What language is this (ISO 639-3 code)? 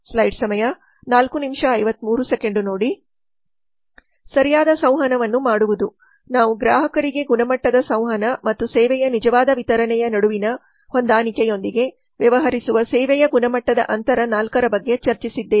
kan